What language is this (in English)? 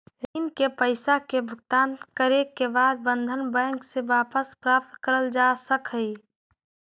Magahi